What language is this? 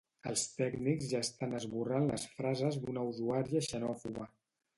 Catalan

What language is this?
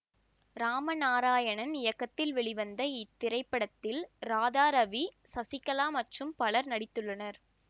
Tamil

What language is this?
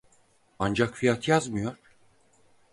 Turkish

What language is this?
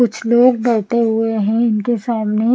Hindi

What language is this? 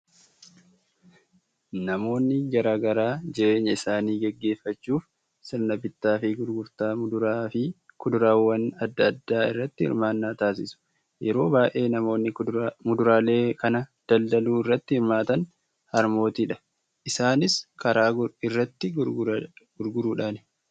Oromo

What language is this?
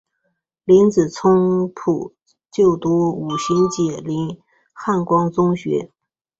Chinese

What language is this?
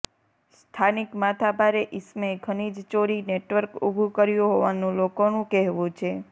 Gujarati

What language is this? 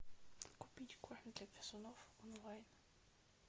Russian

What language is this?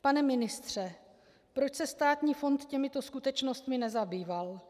Czech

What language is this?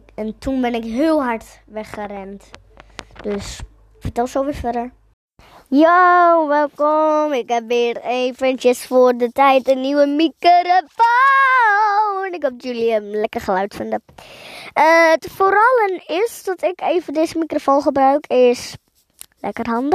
Dutch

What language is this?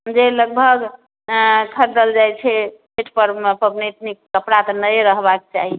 Maithili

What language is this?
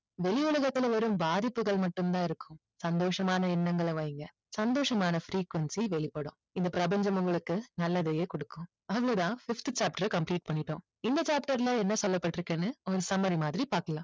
Tamil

